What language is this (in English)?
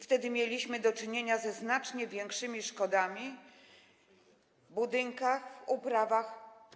Polish